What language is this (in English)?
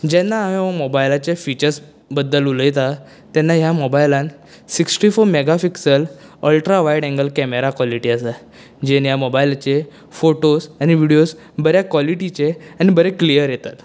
Konkani